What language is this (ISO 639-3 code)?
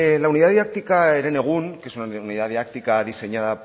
spa